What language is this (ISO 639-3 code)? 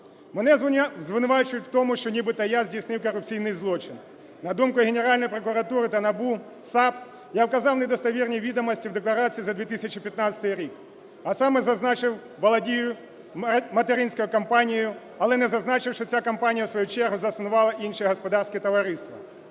ukr